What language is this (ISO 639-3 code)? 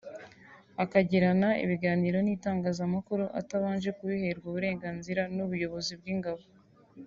kin